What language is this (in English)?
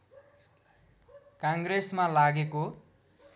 Nepali